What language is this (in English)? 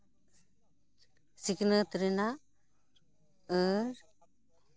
Santali